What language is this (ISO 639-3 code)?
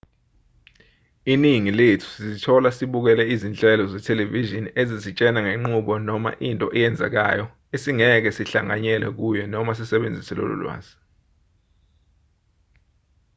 zul